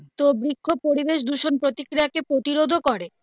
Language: Bangla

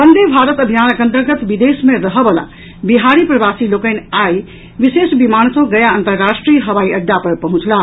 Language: Maithili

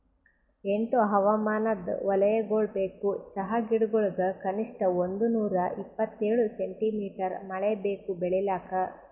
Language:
Kannada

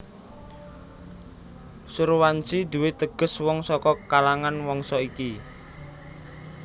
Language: Javanese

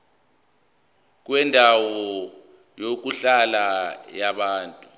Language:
Zulu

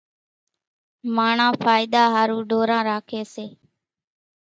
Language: Kachi Koli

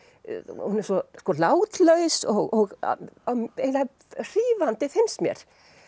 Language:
Icelandic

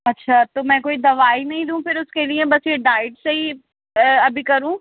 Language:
Urdu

